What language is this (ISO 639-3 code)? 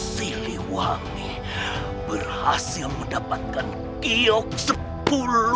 ind